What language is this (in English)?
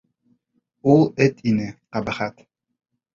Bashkir